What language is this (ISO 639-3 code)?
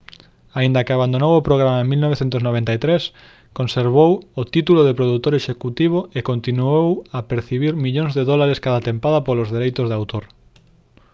glg